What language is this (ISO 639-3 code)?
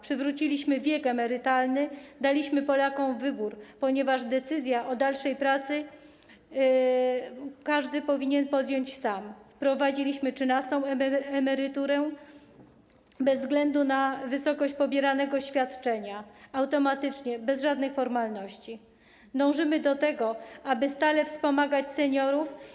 pol